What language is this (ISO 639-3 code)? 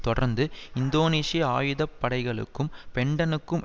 tam